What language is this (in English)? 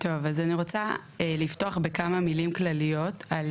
Hebrew